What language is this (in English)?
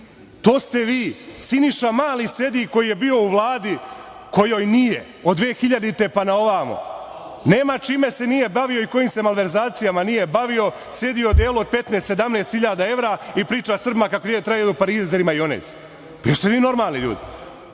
Serbian